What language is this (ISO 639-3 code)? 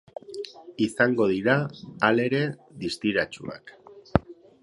eus